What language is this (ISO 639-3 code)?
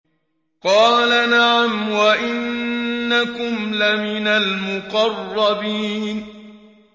ara